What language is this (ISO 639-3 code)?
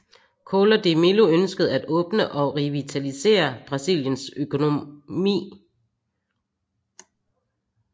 dan